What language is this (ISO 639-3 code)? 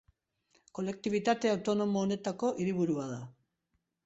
eus